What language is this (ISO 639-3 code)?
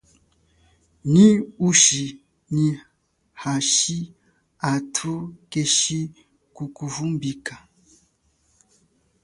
cjk